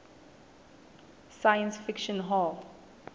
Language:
Southern Sotho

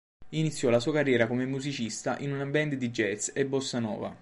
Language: Italian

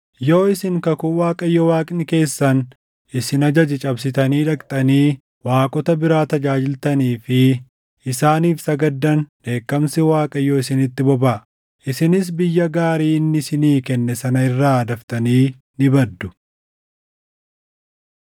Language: Oromo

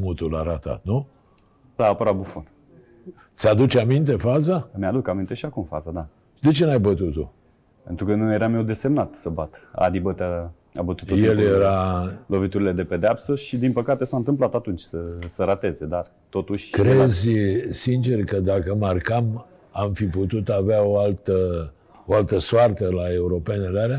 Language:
Romanian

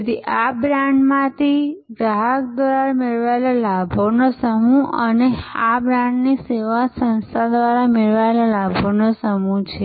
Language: Gujarati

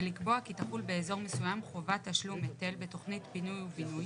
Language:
Hebrew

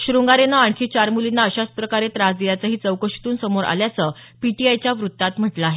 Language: Marathi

